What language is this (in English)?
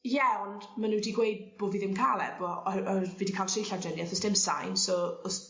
Welsh